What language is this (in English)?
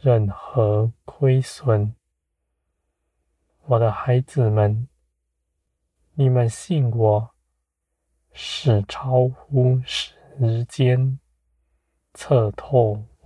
Chinese